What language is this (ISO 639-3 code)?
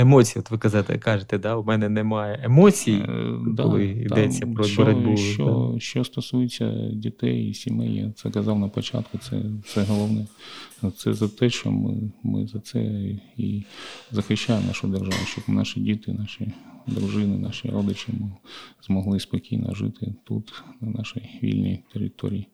ukr